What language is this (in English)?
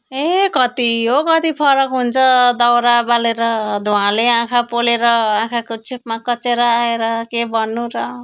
Nepali